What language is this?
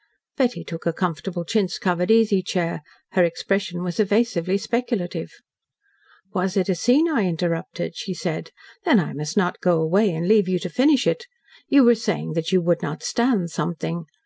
English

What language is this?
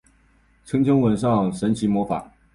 Chinese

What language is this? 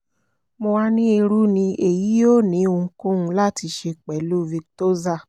Yoruba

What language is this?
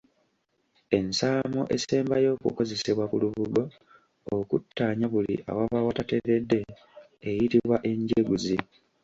Ganda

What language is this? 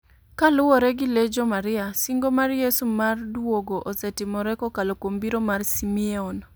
Luo (Kenya and Tanzania)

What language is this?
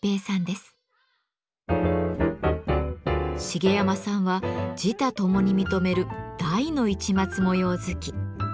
Japanese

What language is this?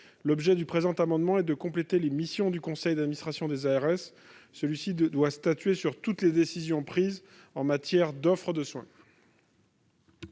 French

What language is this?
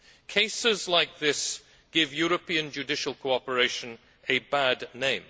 English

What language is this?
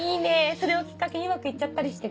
Japanese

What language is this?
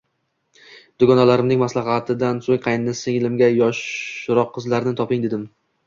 Uzbek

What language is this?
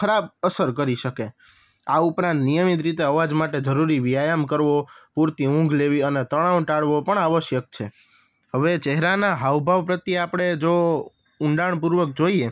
Gujarati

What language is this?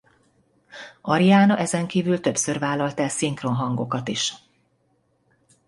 Hungarian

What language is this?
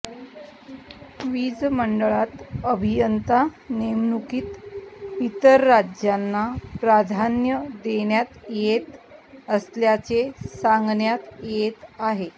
Marathi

